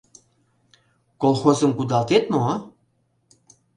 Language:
Mari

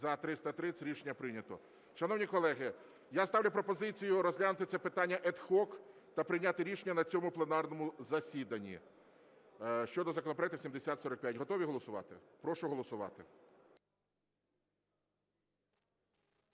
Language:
Ukrainian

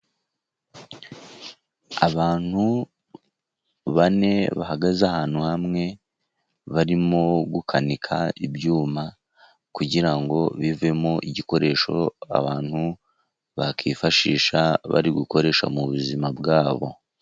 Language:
Kinyarwanda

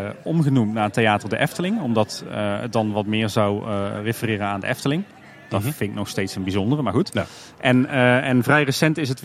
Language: Dutch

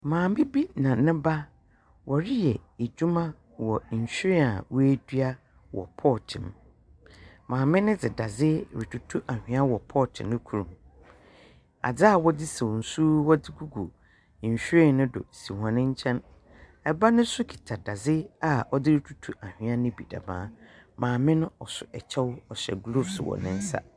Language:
Akan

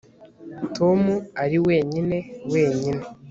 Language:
Kinyarwanda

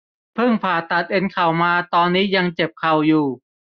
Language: Thai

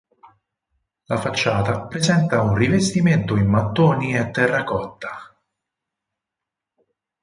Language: Italian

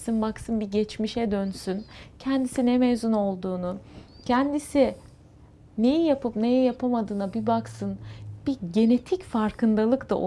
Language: Turkish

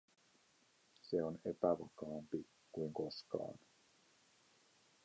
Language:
Finnish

